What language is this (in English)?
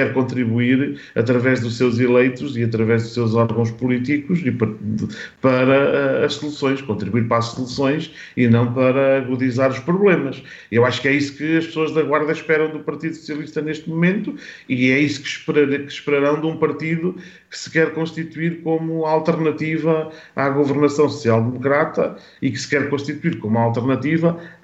Portuguese